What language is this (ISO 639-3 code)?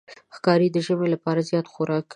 pus